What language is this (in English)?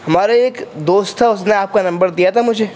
Urdu